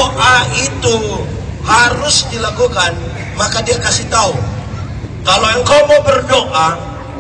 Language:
Indonesian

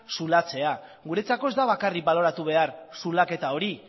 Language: Basque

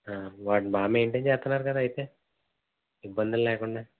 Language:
Telugu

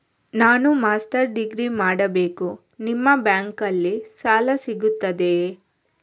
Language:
Kannada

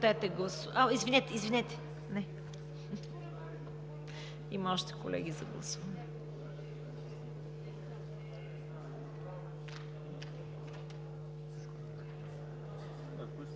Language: Bulgarian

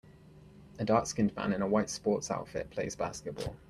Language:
English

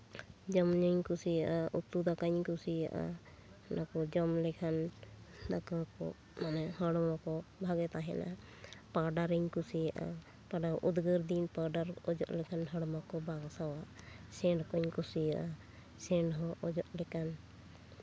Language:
Santali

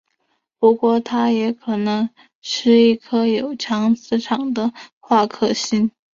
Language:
Chinese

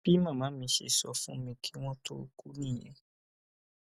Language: Yoruba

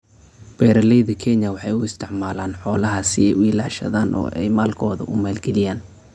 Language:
Somali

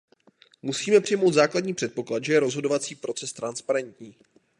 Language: Czech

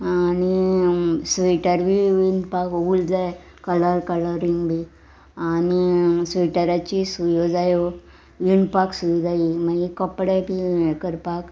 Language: Konkani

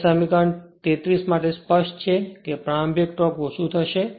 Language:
Gujarati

